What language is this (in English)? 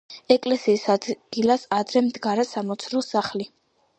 Georgian